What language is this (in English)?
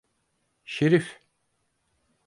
Turkish